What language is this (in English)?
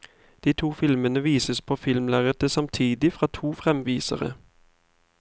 Norwegian